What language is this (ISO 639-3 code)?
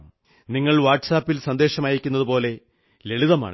mal